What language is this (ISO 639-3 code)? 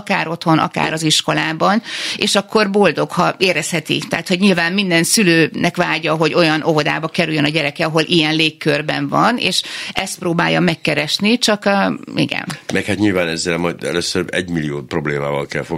hun